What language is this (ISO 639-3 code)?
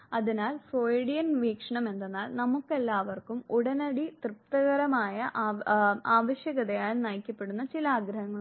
mal